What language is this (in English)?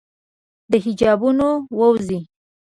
Pashto